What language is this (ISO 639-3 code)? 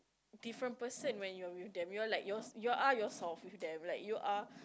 eng